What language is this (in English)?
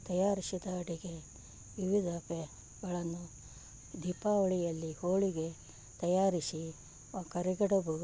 Kannada